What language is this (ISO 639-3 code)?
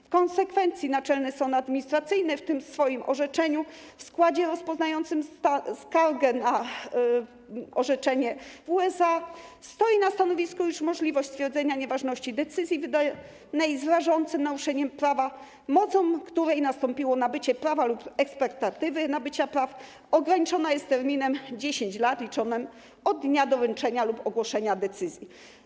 pol